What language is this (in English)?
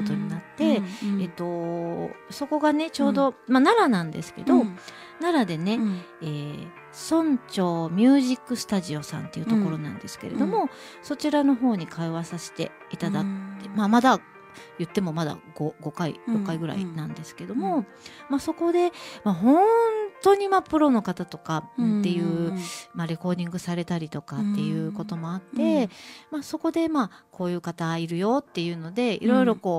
Japanese